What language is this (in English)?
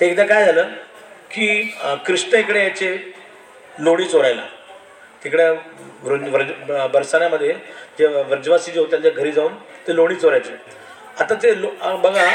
Marathi